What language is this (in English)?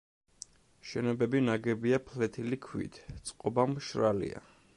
Georgian